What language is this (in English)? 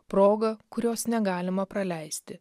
Lithuanian